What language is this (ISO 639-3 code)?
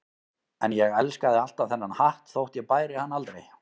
isl